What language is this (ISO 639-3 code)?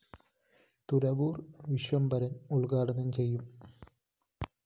mal